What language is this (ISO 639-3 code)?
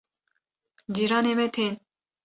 kur